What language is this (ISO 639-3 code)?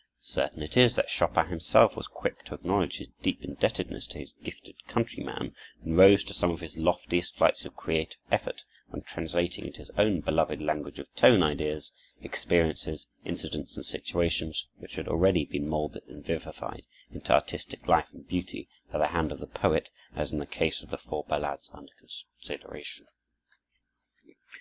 eng